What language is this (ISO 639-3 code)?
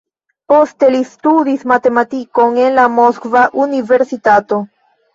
epo